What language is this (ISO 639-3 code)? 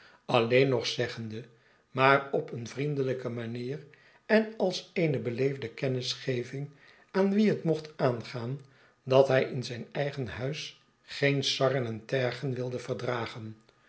nld